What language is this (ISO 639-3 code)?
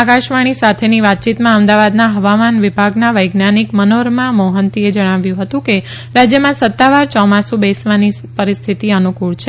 guj